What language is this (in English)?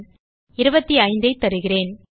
Tamil